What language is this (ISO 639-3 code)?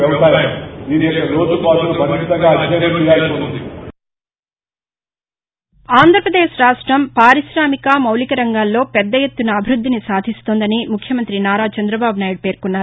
tel